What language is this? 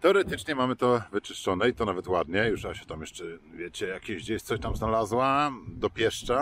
Polish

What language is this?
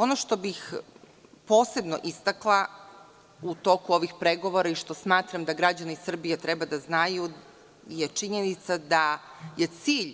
Serbian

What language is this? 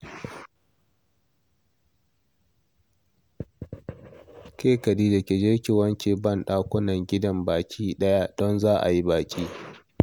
Hausa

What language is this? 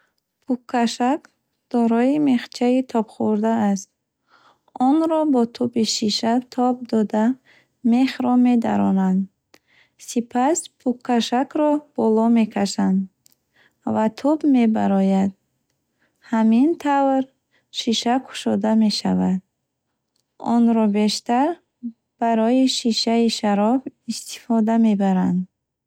Bukharic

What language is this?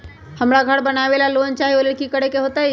Magahi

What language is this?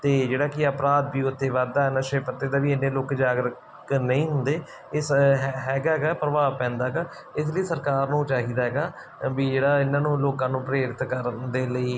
Punjabi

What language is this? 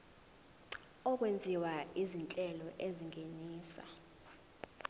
Zulu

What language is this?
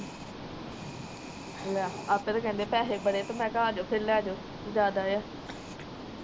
Punjabi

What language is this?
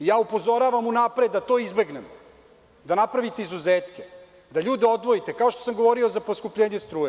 Serbian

